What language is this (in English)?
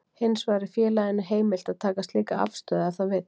Icelandic